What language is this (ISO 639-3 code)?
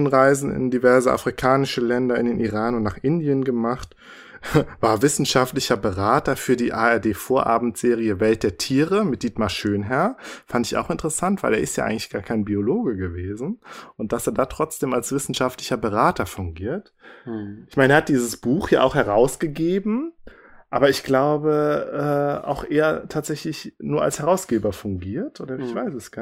deu